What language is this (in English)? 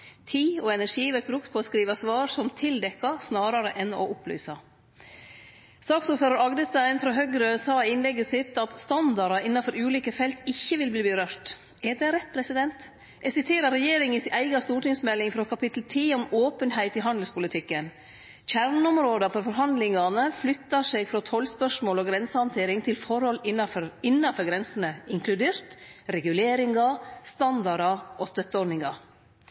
Norwegian Nynorsk